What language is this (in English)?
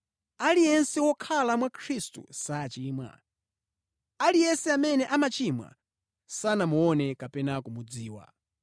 Nyanja